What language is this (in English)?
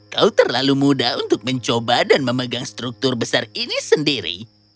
Indonesian